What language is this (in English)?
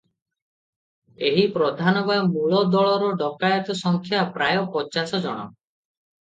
Odia